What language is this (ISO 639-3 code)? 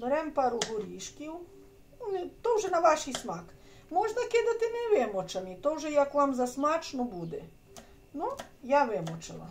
ukr